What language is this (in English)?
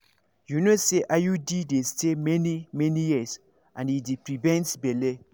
Nigerian Pidgin